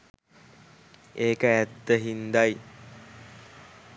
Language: Sinhala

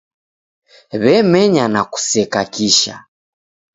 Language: Taita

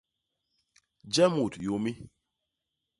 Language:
Basaa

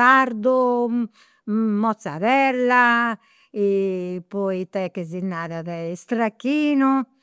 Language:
Campidanese Sardinian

